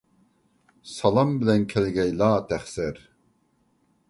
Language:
Uyghur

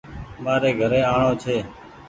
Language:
Goaria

